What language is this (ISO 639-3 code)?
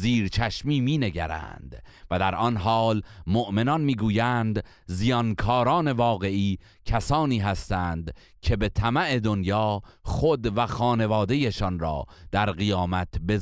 fas